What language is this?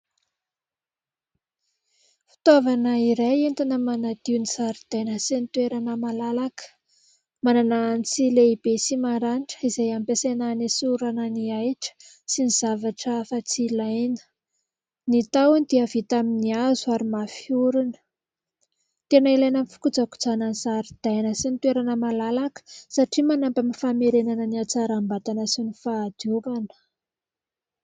Malagasy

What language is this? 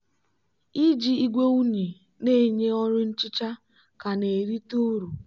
Igbo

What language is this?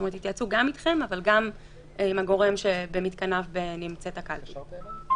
Hebrew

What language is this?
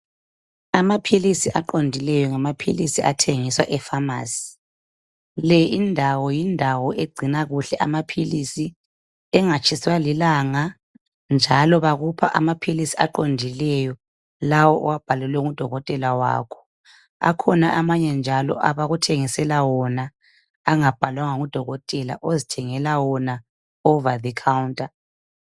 North Ndebele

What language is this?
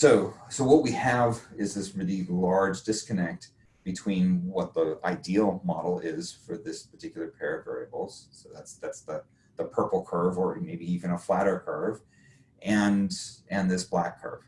English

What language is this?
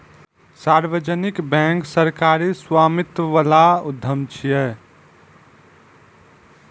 Maithili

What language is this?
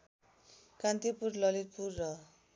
Nepali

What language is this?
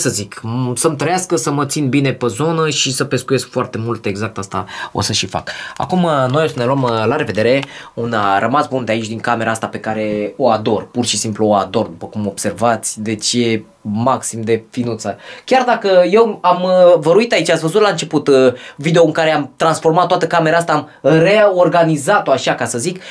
Romanian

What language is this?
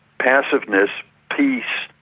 English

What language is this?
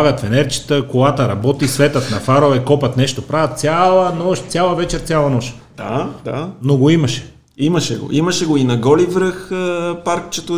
Bulgarian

